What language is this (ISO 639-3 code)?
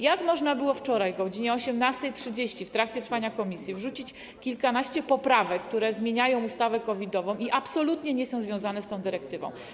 pol